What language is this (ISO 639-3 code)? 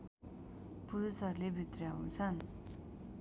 nep